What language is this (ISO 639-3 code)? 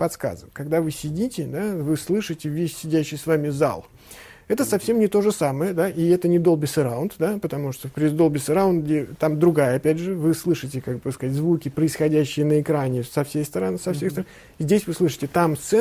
rus